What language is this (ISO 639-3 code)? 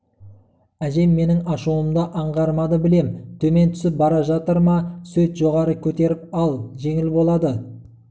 kaz